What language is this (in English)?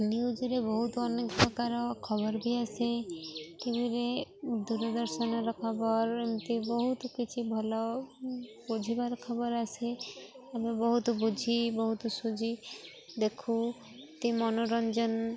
Odia